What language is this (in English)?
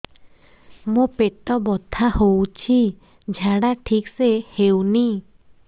Odia